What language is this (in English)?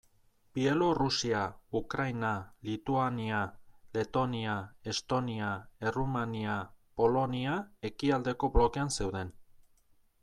Basque